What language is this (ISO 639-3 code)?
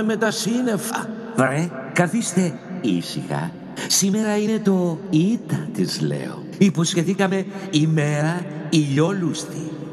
ell